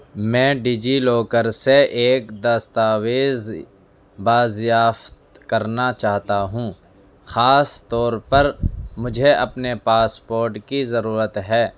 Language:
Urdu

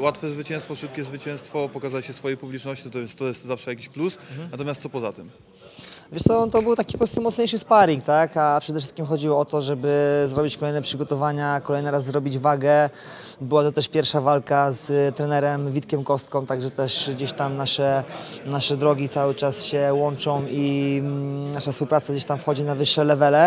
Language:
Polish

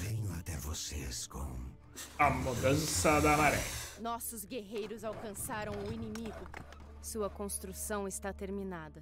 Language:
Portuguese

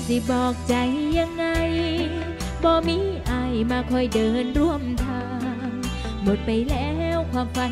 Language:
Thai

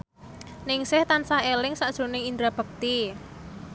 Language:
Javanese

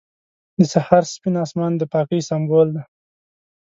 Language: Pashto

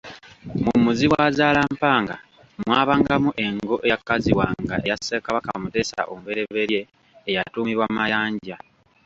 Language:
Ganda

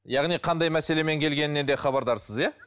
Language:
Kazakh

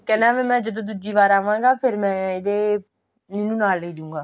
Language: Punjabi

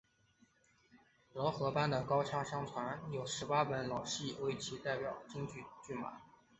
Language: Chinese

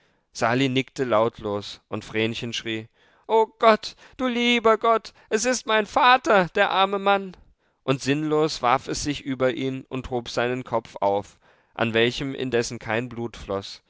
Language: German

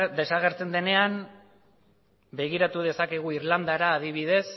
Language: Basque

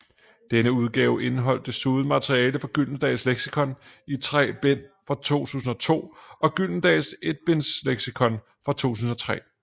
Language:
Danish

